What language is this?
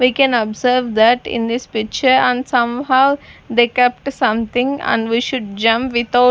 English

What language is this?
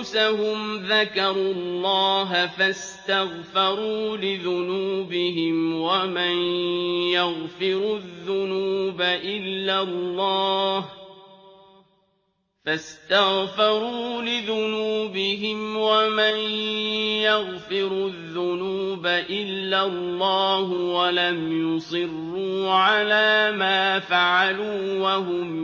Arabic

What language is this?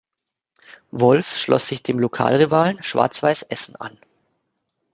German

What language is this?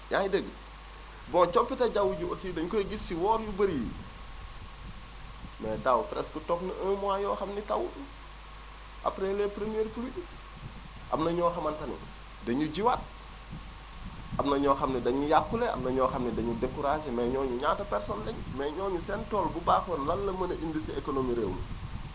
Wolof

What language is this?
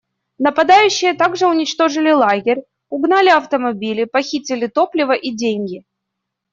Russian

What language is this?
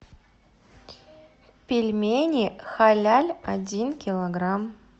Russian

